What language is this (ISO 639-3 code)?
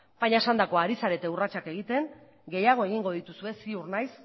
eus